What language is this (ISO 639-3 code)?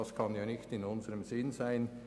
gsw